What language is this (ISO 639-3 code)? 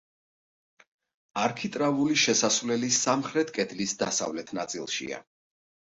kat